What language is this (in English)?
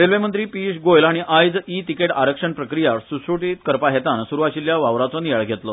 Konkani